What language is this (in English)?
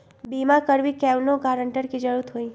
Magahi